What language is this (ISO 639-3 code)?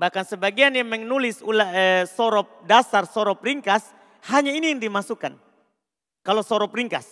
ind